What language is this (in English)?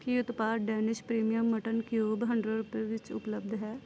Punjabi